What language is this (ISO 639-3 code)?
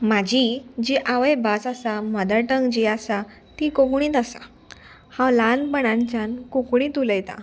kok